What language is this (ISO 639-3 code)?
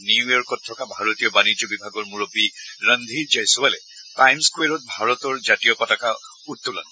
asm